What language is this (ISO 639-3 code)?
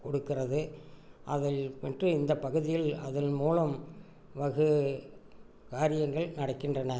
tam